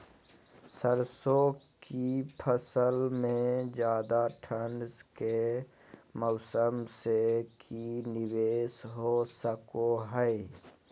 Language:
Magahi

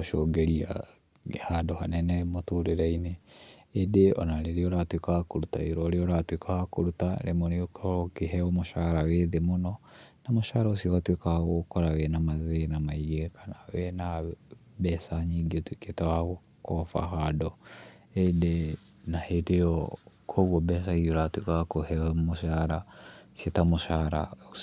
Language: Kikuyu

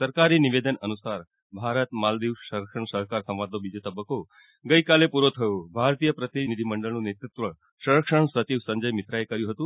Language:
Gujarati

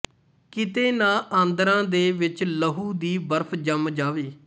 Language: Punjabi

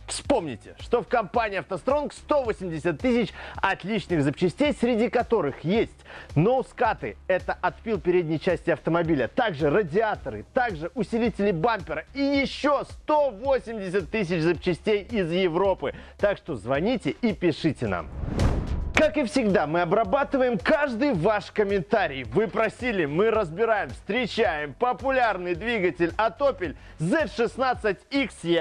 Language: Russian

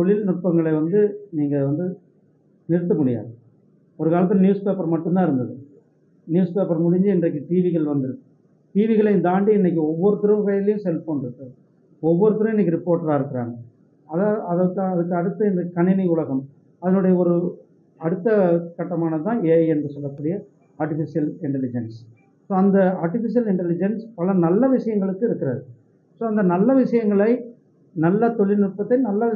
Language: Tamil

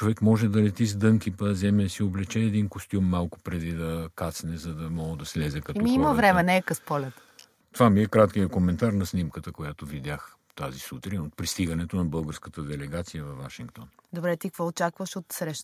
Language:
Bulgarian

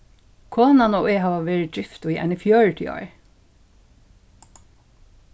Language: Faroese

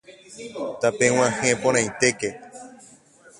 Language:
Guarani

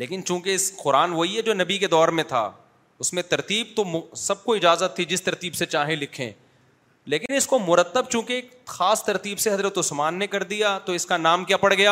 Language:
Urdu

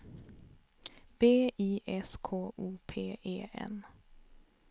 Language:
Swedish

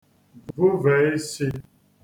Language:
Igbo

